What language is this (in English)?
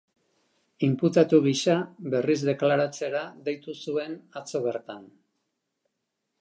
Basque